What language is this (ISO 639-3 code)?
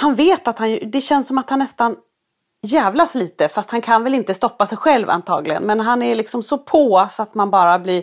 swe